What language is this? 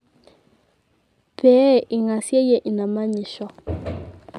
Masai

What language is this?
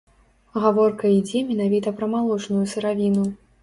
Belarusian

